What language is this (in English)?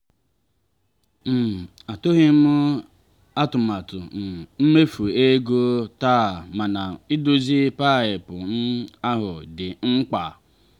Igbo